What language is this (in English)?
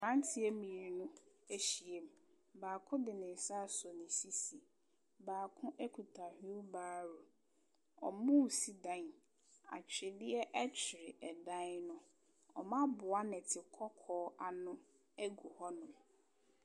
Akan